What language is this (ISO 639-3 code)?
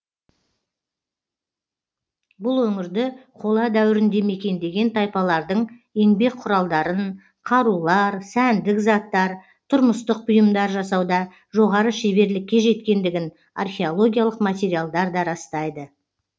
kaz